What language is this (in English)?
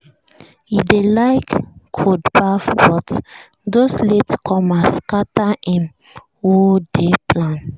Nigerian Pidgin